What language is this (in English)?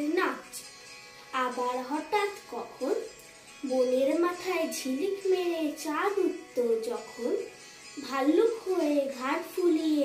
Polish